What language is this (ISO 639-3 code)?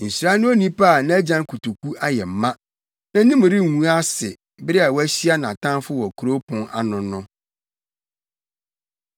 aka